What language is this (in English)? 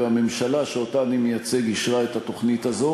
Hebrew